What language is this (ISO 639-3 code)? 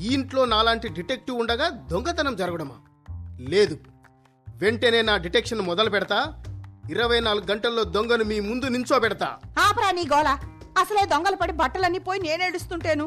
tel